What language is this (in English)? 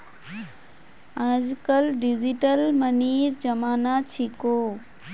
Magahi